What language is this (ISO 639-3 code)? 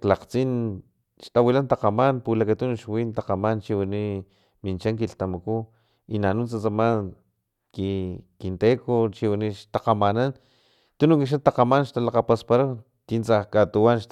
tlp